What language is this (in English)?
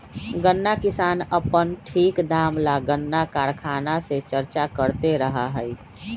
Magahi